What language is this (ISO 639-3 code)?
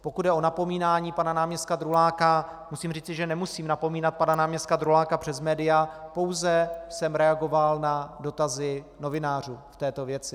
ces